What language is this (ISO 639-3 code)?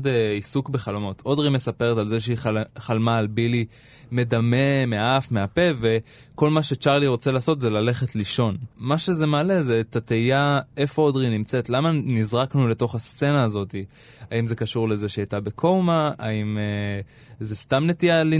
heb